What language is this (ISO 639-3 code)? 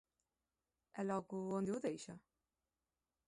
glg